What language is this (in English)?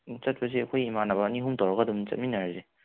Manipuri